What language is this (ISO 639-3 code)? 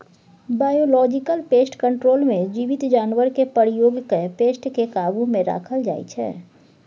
mai